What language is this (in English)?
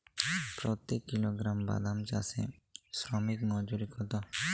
Bangla